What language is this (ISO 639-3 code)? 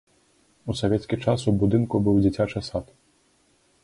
bel